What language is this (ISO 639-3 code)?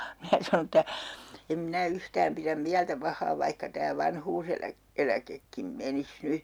fin